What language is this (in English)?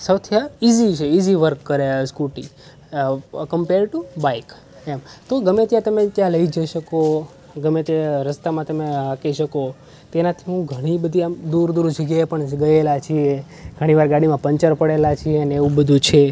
Gujarati